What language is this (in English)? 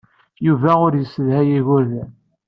Kabyle